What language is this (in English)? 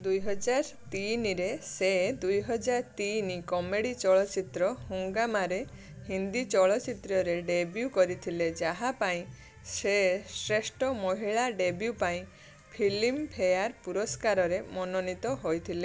Odia